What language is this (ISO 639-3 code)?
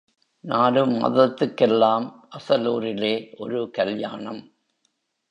tam